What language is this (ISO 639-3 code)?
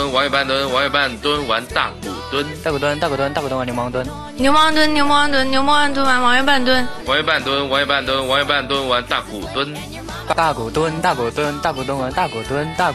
zho